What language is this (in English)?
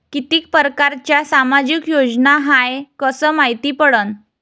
Marathi